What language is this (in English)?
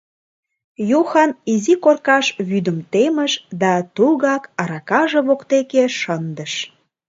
Mari